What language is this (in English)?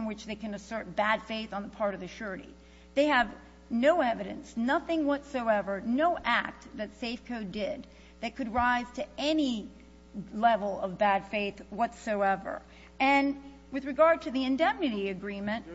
English